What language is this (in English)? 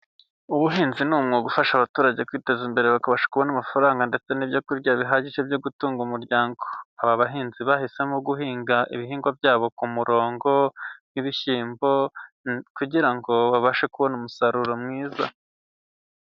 Kinyarwanda